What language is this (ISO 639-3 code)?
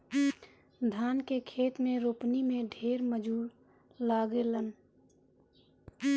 bho